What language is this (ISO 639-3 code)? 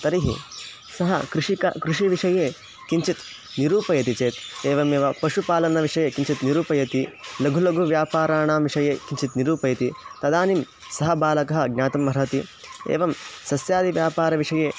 san